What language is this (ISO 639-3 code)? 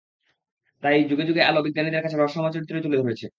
ben